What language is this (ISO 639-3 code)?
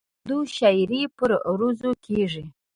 pus